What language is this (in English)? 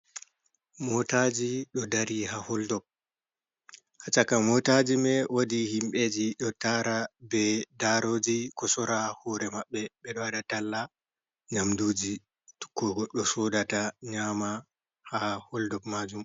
Fula